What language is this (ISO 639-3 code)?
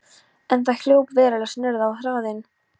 isl